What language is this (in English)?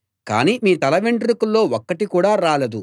Telugu